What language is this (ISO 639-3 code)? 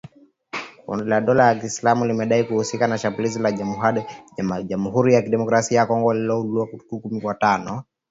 swa